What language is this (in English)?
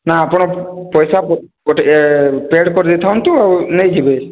Odia